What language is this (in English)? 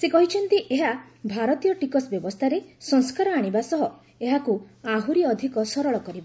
Odia